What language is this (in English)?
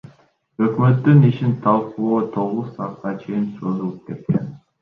Kyrgyz